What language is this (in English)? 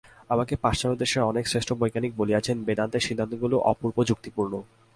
Bangla